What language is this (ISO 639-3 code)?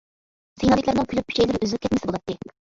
uig